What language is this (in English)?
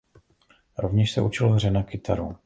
Czech